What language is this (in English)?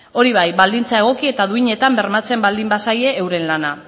Basque